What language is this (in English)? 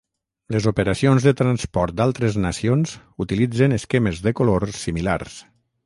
Catalan